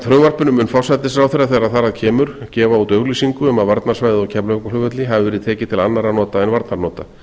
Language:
Icelandic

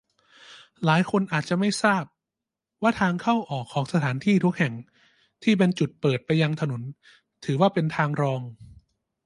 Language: Thai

